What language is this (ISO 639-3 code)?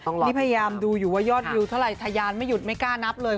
tha